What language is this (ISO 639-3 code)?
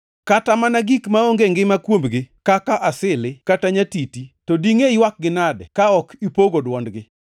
luo